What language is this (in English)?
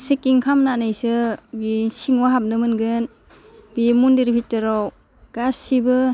Bodo